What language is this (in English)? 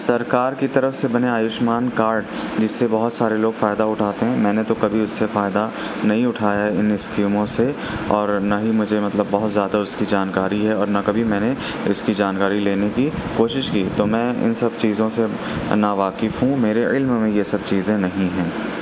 Urdu